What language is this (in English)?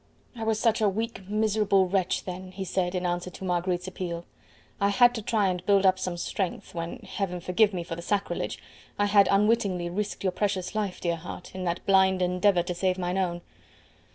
English